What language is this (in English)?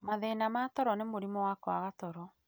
Kikuyu